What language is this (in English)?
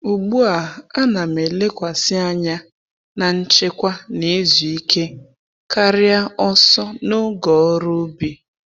Igbo